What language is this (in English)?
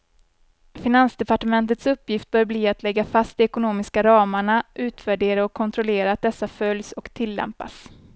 Swedish